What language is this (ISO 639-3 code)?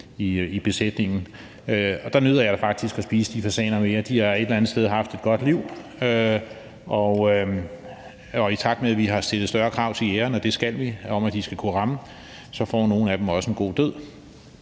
dan